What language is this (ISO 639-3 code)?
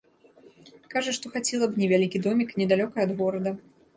bel